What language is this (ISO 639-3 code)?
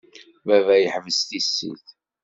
kab